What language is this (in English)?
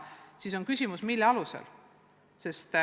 Estonian